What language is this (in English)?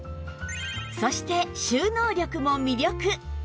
Japanese